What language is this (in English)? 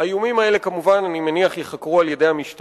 Hebrew